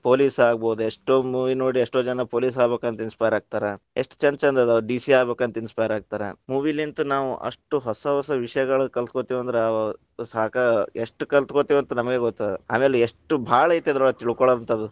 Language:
Kannada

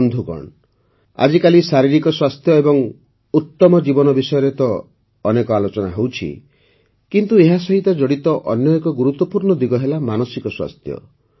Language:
Odia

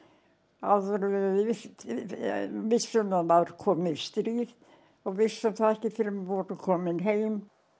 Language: Icelandic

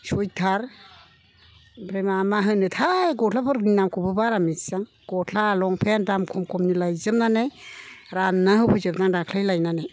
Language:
Bodo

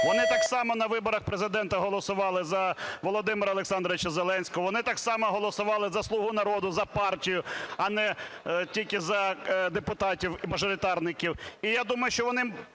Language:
Ukrainian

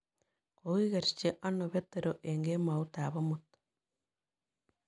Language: Kalenjin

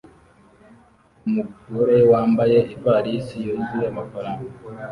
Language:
Kinyarwanda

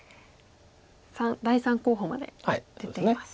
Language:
Japanese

